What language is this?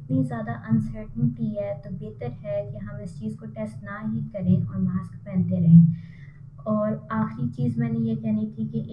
Hindi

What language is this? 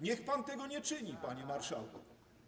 Polish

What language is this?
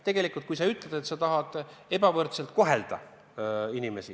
Estonian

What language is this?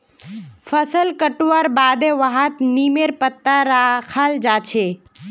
Magahi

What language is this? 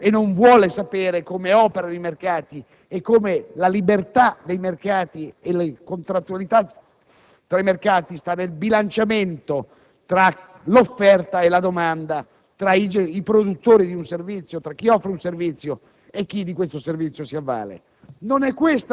Italian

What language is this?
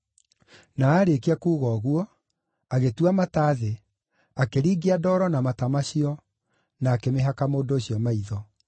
Kikuyu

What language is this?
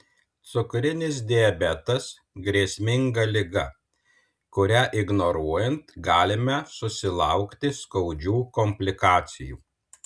Lithuanian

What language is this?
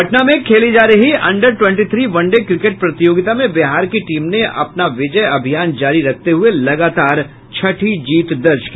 Hindi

